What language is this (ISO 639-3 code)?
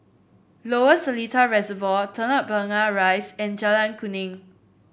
eng